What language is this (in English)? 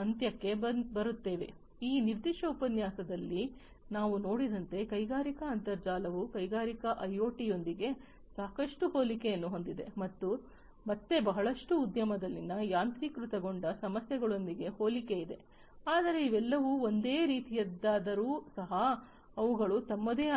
Kannada